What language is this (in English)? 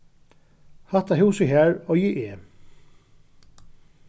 Faroese